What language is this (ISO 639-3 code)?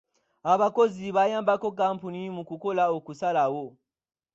lug